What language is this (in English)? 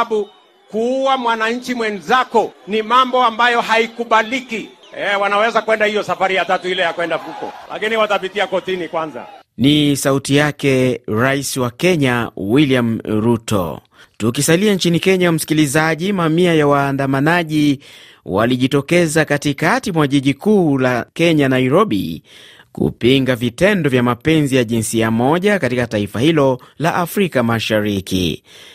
Swahili